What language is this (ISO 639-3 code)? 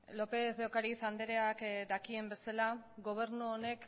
eus